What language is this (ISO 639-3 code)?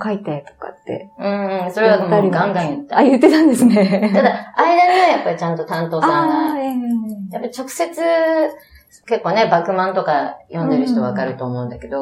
jpn